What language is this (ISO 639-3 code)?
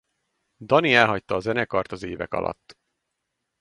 hun